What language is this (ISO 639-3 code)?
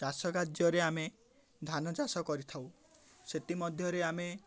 ori